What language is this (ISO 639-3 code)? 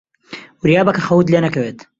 ckb